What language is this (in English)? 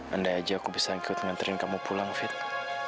Indonesian